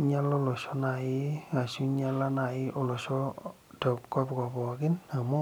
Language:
Masai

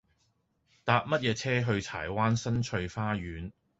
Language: Cantonese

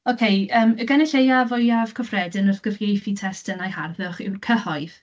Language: Welsh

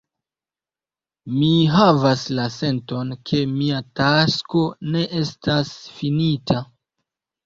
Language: Esperanto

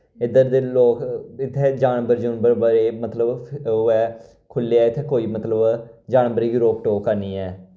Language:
Dogri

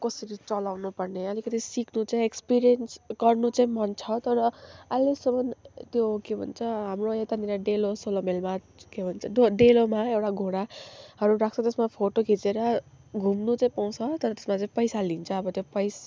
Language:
Nepali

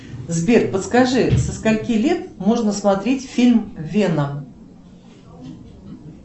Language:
Russian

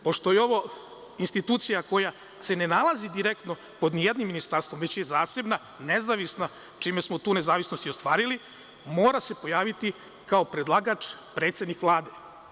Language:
Serbian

